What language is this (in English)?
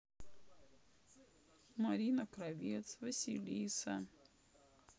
Russian